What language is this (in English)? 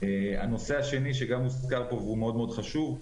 Hebrew